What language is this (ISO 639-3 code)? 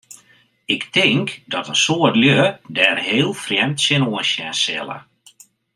fry